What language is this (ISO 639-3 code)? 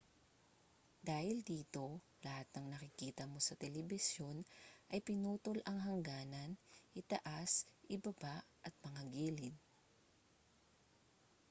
fil